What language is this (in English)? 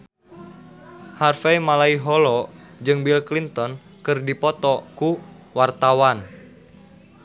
Sundanese